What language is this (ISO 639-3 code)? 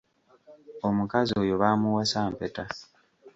lug